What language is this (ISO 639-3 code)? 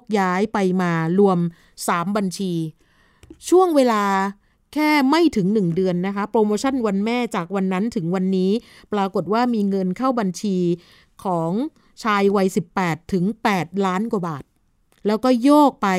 tha